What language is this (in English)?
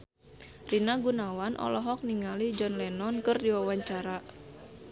Sundanese